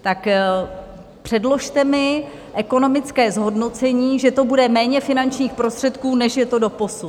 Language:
Czech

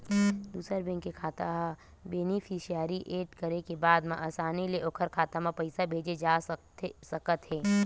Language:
Chhattisgarhi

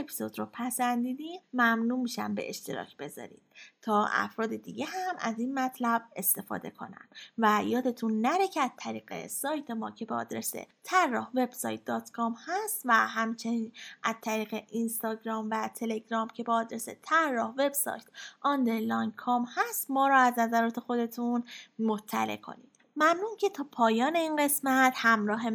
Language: Persian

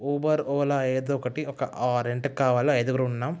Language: Telugu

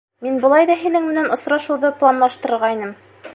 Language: Bashkir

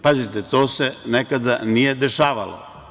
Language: Serbian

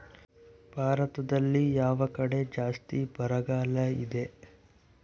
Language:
Kannada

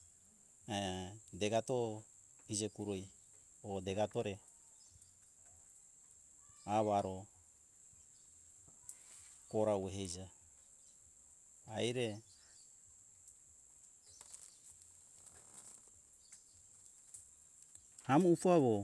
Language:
Hunjara-Kaina Ke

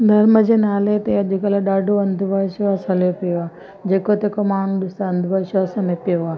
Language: Sindhi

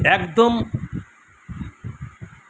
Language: Bangla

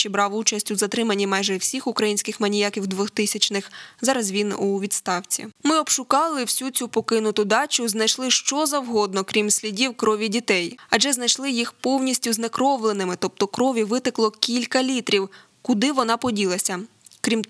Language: Ukrainian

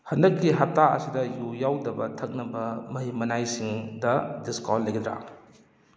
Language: Manipuri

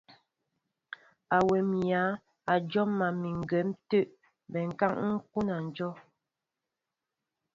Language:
Mbo (Cameroon)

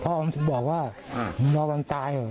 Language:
Thai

